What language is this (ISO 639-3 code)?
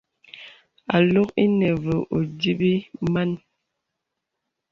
beb